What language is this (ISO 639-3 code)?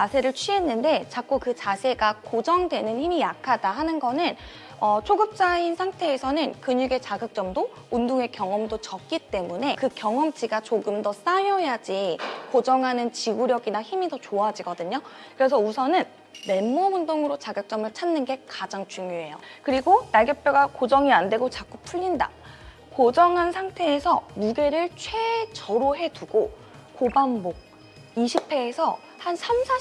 kor